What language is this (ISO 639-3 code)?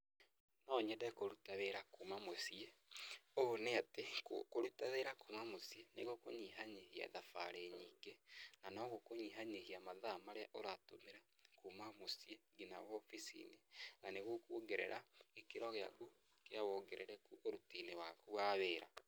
kik